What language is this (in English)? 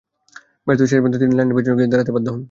Bangla